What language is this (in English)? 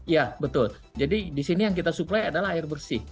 Indonesian